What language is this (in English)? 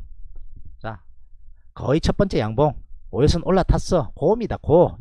Korean